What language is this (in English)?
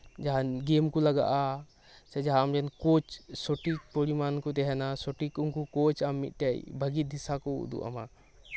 Santali